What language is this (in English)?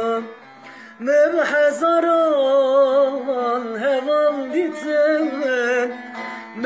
Turkish